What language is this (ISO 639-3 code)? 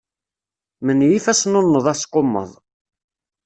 kab